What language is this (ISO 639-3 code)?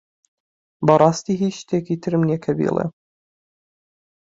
ckb